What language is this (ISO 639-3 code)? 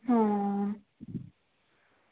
doi